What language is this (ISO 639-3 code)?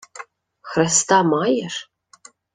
ukr